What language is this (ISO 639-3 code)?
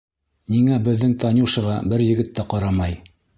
bak